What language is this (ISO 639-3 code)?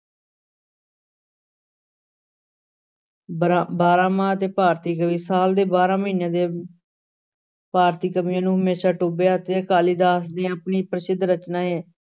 pan